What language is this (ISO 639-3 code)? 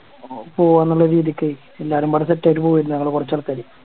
mal